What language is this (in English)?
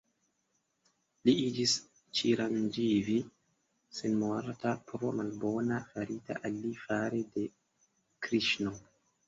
Esperanto